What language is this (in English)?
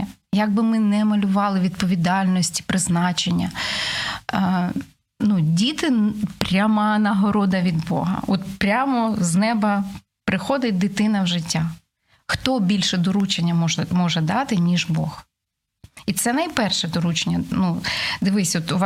Ukrainian